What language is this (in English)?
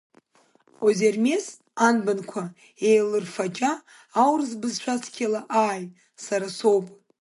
Abkhazian